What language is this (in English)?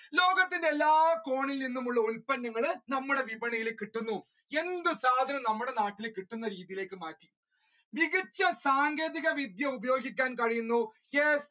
Malayalam